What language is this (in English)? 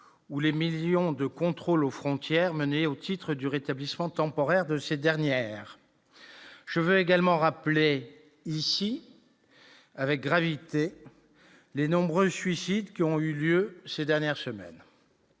French